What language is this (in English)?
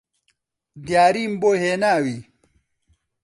Central Kurdish